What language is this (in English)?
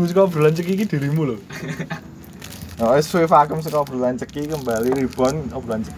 Indonesian